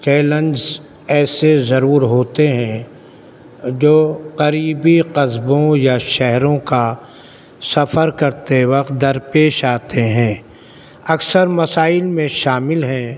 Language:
Urdu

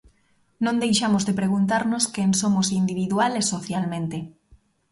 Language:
Galician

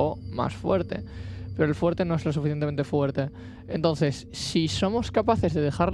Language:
Spanish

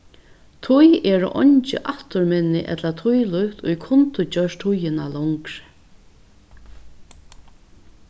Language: Faroese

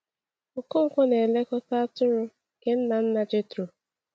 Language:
Igbo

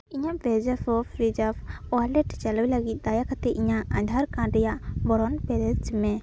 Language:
Santali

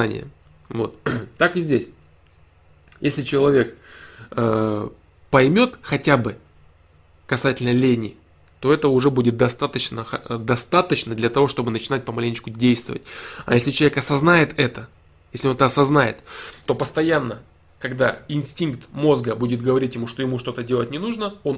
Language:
Russian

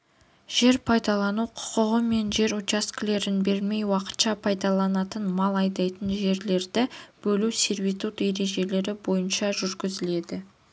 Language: Kazakh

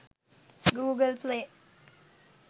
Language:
Sinhala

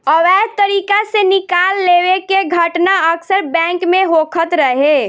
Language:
Bhojpuri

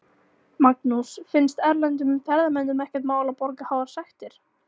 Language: Icelandic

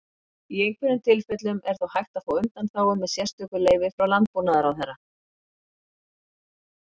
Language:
Icelandic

